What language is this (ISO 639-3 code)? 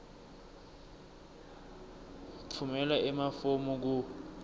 ssw